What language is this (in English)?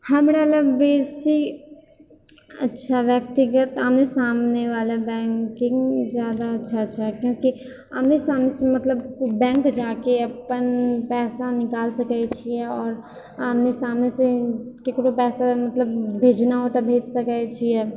Maithili